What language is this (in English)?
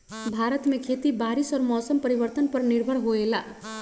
Magahi